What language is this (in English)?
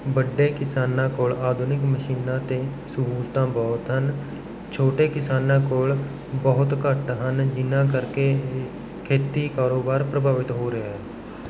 Punjabi